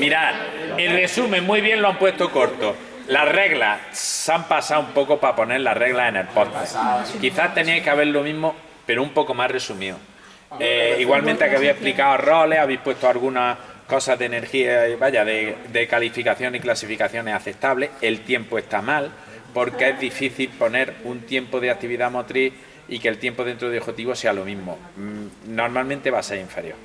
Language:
Spanish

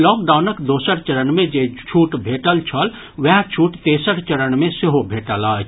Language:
Maithili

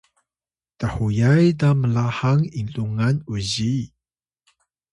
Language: Atayal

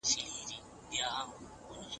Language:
Pashto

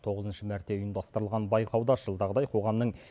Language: Kazakh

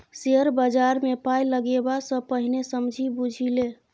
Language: Maithili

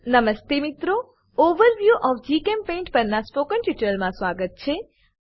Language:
Gujarati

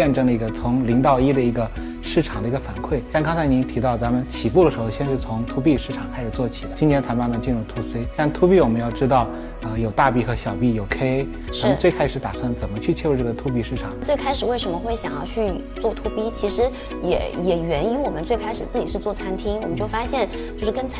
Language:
Chinese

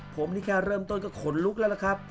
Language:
Thai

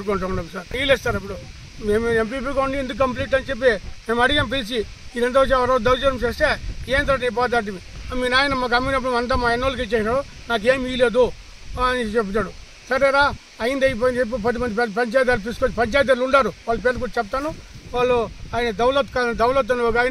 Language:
Romanian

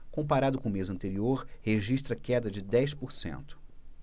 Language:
Portuguese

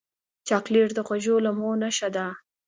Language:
Pashto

